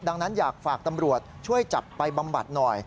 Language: Thai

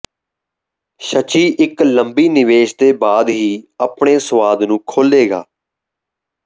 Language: Punjabi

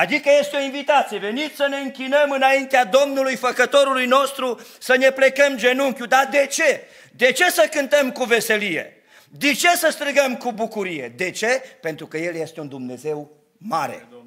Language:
Romanian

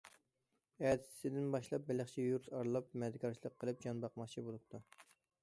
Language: Uyghur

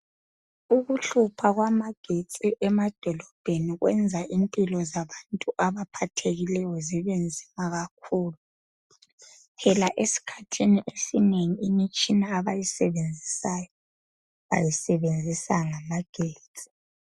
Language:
North Ndebele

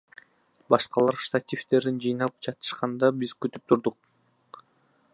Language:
Kyrgyz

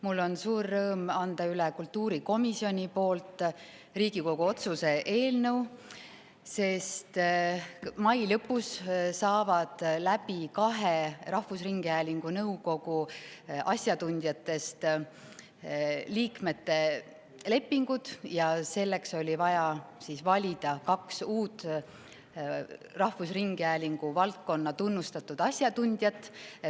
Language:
Estonian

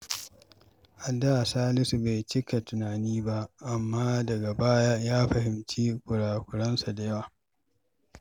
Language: Hausa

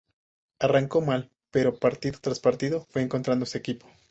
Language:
Spanish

